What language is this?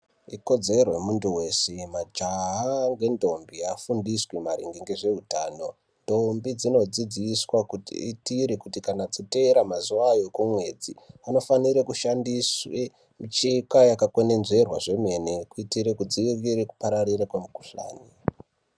Ndau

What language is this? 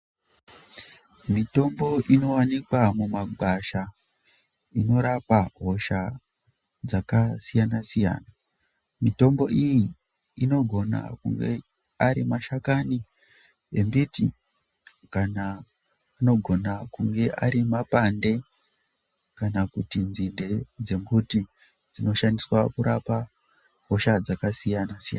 Ndau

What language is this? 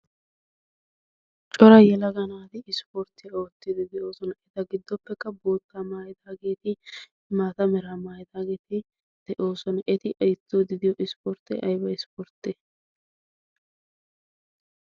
Wolaytta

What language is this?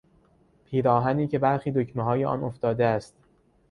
Persian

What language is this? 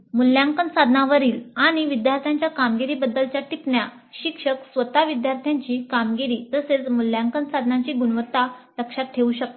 Marathi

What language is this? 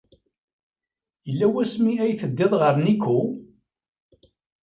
Kabyle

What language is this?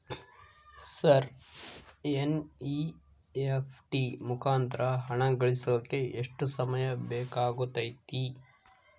Kannada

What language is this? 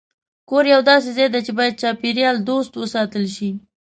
Pashto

